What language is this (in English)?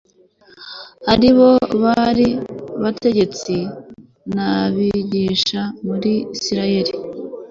Kinyarwanda